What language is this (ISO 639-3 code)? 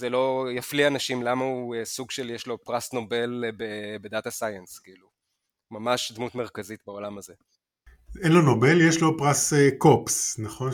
heb